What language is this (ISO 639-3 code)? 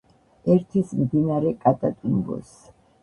kat